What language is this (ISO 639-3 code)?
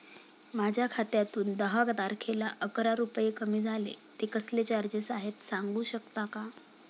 mar